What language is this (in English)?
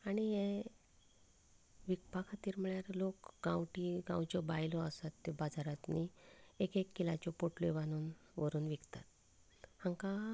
Konkani